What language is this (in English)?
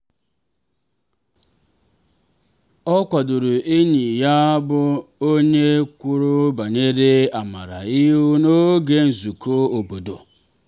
Igbo